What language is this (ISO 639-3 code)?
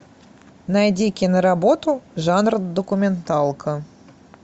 rus